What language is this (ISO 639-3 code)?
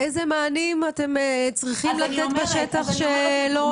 heb